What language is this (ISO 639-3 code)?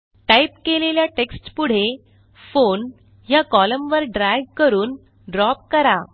mar